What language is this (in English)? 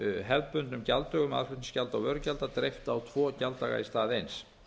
Icelandic